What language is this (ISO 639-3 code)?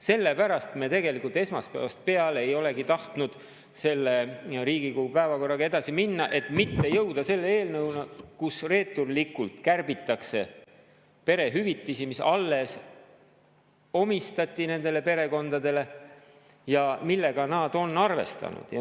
est